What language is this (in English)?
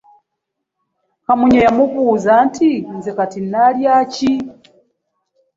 Ganda